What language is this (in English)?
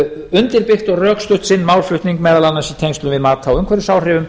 Icelandic